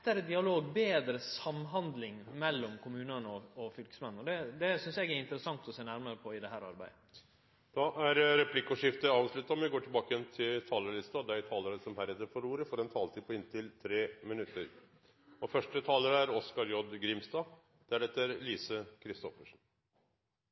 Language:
Norwegian Nynorsk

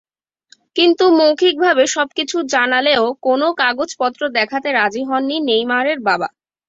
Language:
Bangla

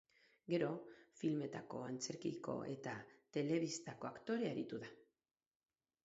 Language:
Basque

